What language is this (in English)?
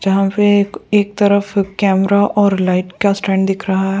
Hindi